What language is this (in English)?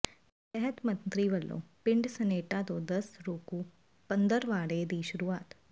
Punjabi